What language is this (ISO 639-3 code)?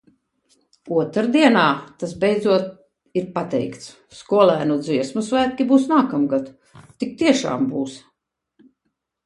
lav